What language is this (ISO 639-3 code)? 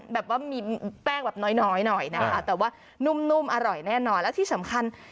tha